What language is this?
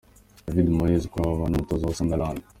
Kinyarwanda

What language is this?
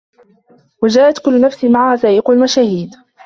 Arabic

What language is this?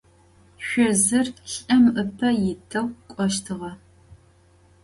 Adyghe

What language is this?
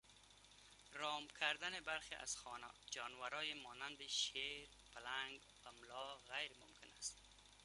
Persian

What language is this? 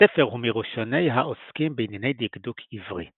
Hebrew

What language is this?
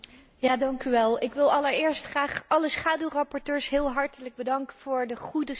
Dutch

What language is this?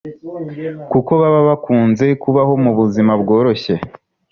Kinyarwanda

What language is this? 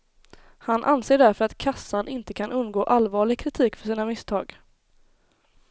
Swedish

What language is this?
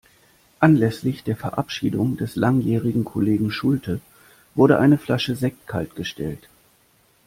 German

